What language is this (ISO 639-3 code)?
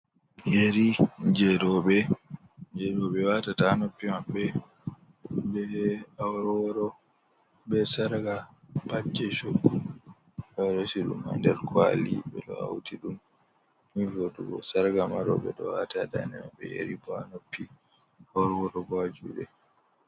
ful